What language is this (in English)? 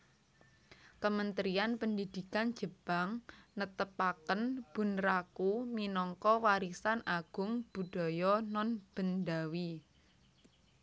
Javanese